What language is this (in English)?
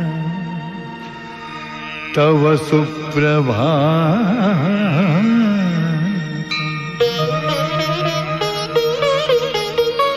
Kannada